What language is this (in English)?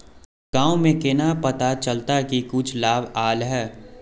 Magahi